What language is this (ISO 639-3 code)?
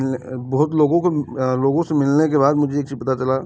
hin